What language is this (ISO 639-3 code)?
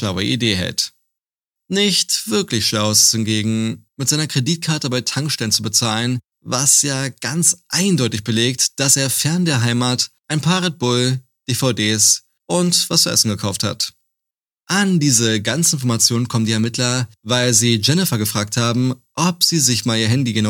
deu